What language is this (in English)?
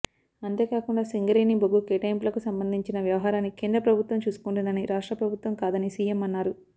Telugu